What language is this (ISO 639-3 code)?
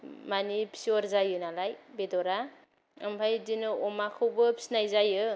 brx